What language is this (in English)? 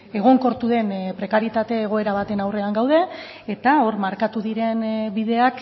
Basque